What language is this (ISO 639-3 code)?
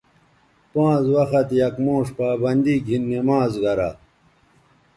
btv